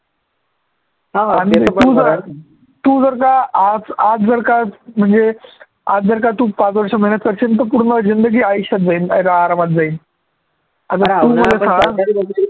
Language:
Marathi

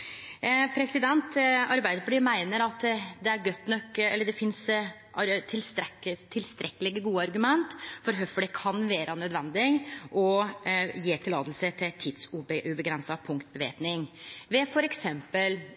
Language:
Norwegian Nynorsk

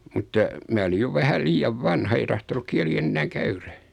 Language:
Finnish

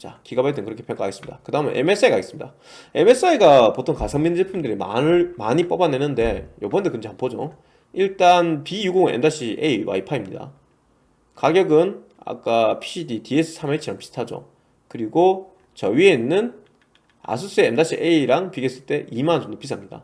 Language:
Korean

